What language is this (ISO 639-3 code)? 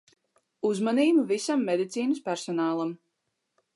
lav